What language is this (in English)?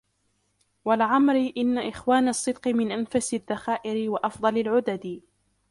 Arabic